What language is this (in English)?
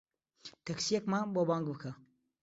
Central Kurdish